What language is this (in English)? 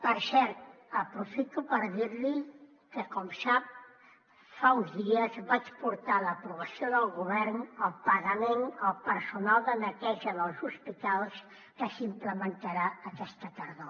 Catalan